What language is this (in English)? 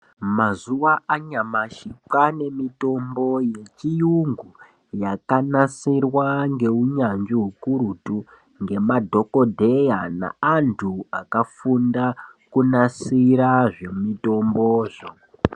Ndau